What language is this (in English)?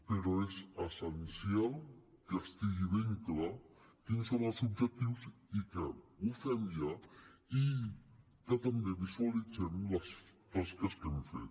Catalan